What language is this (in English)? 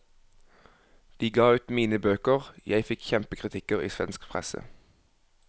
Norwegian